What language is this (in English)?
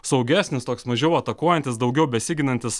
Lithuanian